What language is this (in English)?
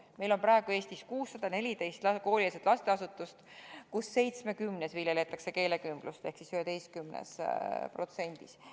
Estonian